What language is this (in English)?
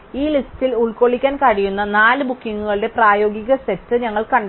Malayalam